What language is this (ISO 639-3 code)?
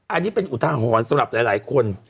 tha